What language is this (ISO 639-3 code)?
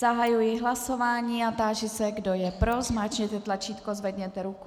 ces